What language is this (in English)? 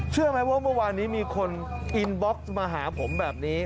Thai